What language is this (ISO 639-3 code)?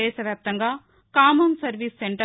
tel